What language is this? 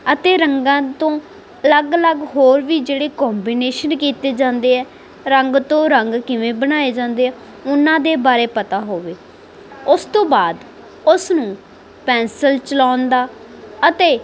Punjabi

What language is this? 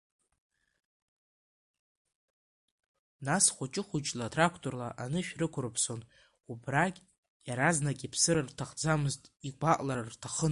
Abkhazian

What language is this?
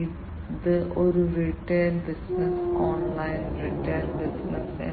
Malayalam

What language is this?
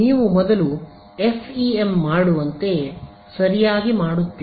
Kannada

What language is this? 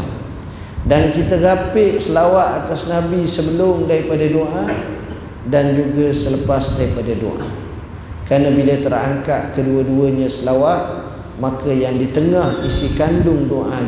Malay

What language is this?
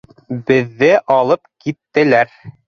Bashkir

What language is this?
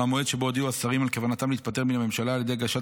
Hebrew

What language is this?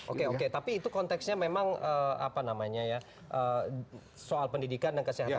Indonesian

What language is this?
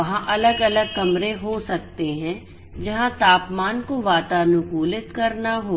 Hindi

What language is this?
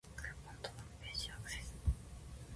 Japanese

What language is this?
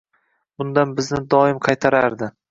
Uzbek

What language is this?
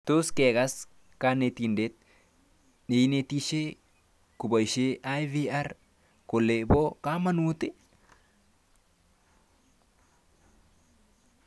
Kalenjin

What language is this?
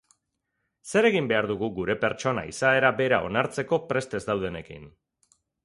Basque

